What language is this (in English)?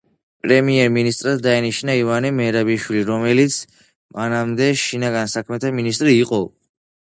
Georgian